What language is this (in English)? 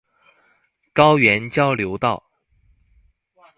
Chinese